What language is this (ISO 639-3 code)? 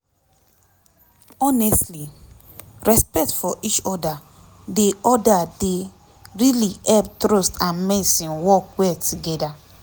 pcm